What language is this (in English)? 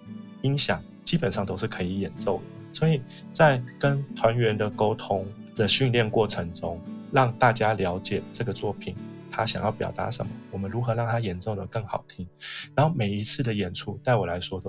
Chinese